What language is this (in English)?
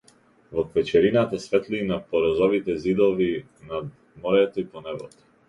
Macedonian